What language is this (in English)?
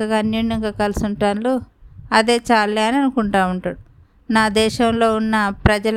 Telugu